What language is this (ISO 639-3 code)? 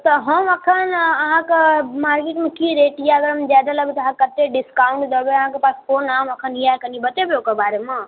mai